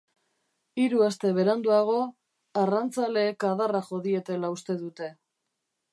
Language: Basque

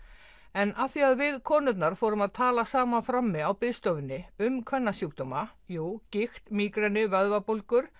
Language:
Icelandic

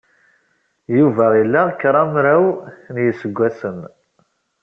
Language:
Kabyle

